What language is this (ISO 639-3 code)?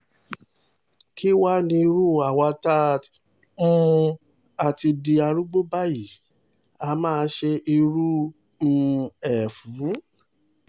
yor